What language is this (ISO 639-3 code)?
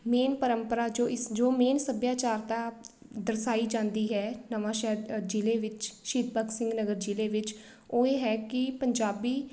pan